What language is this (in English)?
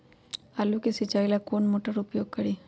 Magahi